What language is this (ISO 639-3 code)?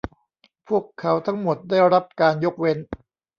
tha